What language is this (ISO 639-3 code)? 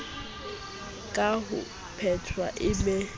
sot